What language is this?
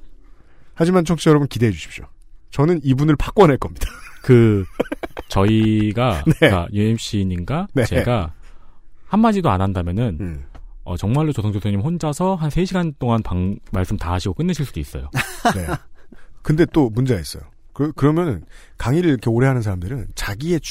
Korean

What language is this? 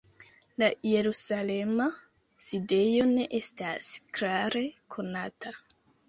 Esperanto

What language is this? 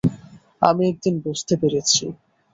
Bangla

